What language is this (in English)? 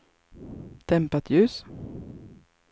Swedish